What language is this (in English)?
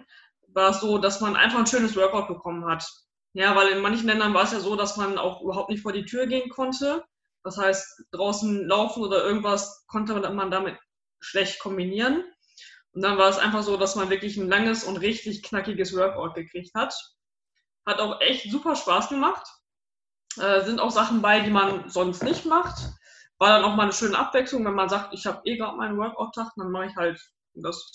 German